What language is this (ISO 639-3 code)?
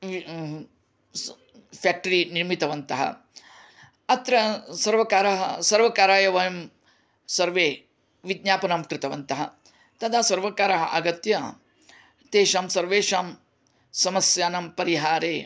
san